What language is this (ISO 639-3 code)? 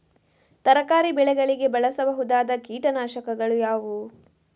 kan